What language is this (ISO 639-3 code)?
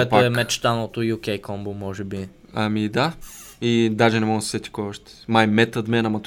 bul